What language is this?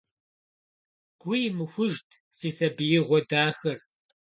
Kabardian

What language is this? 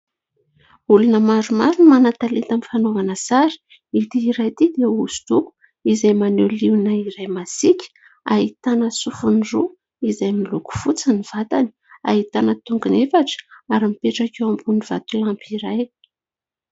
Malagasy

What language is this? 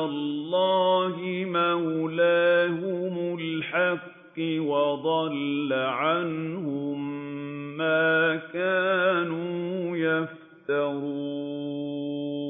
Arabic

